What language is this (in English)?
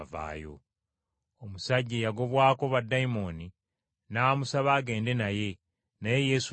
Ganda